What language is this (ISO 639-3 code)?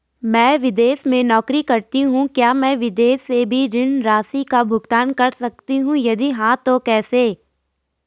hin